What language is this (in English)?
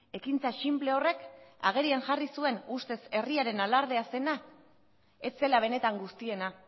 Basque